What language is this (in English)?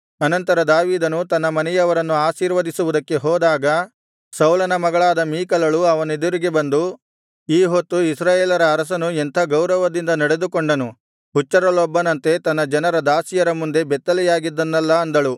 Kannada